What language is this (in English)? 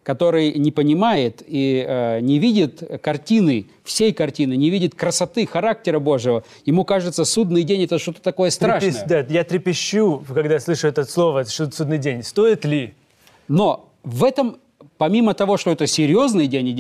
Russian